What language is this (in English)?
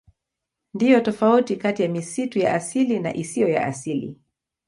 Swahili